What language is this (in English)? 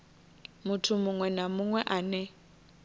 Venda